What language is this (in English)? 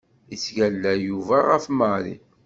Kabyle